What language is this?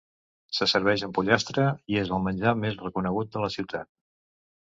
Catalan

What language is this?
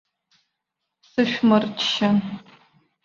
Abkhazian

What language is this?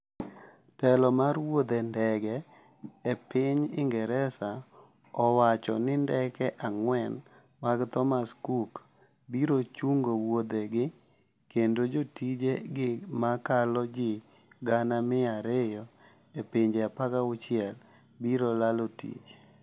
Luo (Kenya and Tanzania)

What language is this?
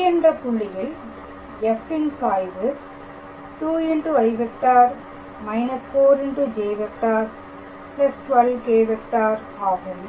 Tamil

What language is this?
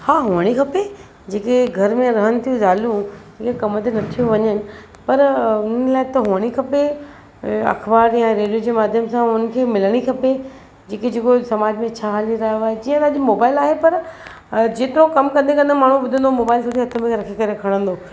Sindhi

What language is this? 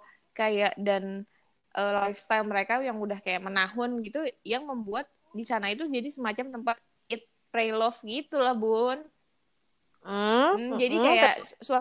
Indonesian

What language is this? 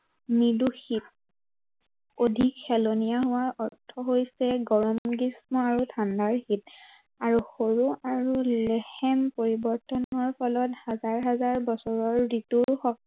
Assamese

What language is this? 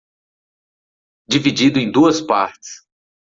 Portuguese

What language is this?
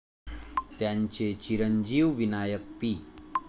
Marathi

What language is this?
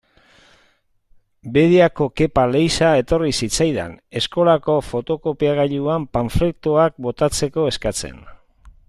Basque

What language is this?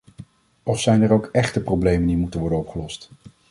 Dutch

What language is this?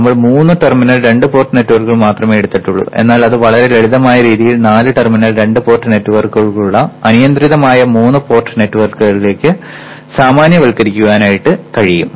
Malayalam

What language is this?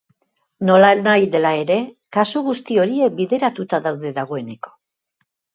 Basque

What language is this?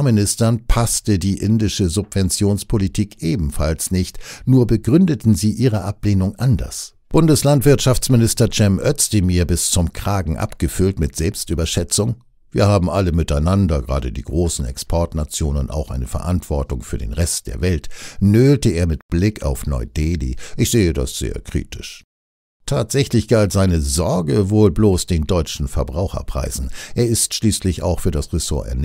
German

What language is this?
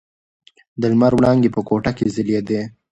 Pashto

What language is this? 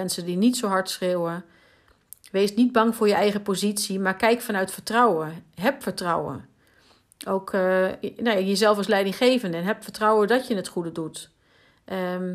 Dutch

